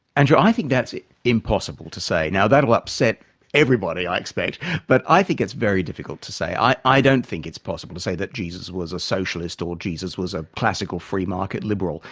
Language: English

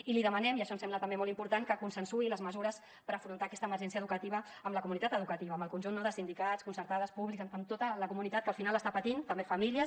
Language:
Catalan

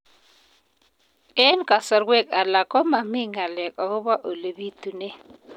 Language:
Kalenjin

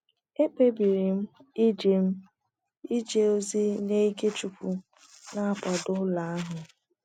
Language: Igbo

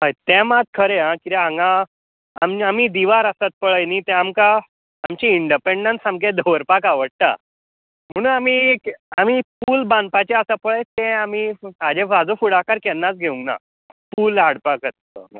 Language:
Konkani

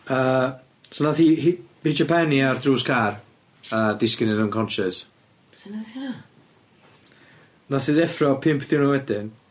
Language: Welsh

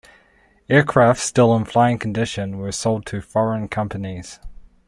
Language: English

